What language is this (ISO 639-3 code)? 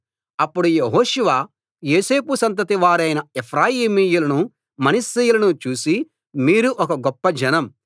tel